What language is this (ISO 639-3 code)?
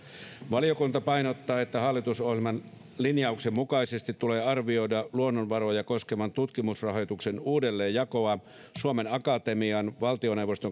fin